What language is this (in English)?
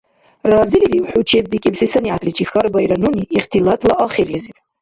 Dargwa